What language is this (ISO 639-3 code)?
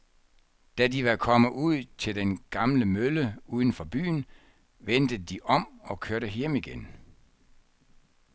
dan